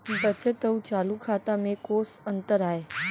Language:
Chhattisgarhi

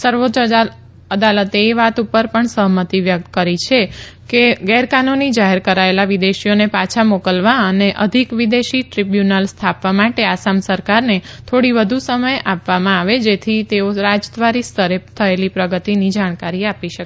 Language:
Gujarati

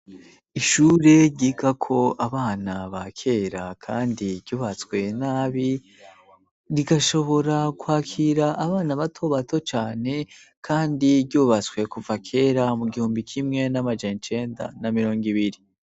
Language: Rundi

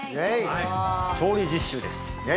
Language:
Japanese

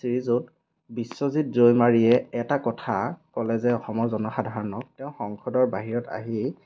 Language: Assamese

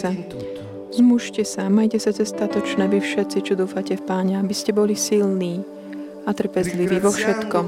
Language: Slovak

